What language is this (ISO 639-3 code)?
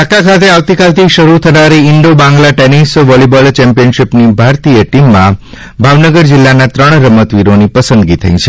guj